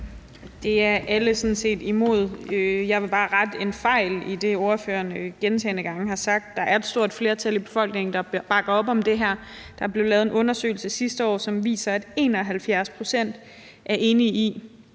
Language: Danish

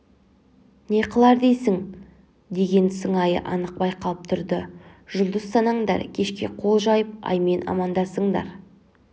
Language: Kazakh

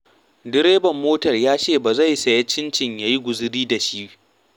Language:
Hausa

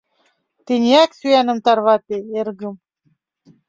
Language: Mari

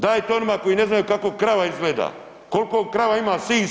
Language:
Croatian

